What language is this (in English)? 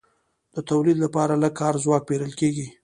Pashto